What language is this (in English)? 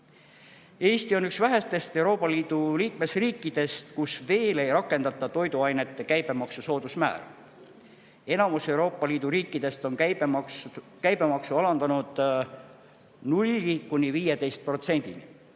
Estonian